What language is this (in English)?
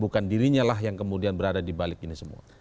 Indonesian